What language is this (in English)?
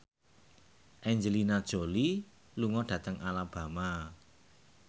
Javanese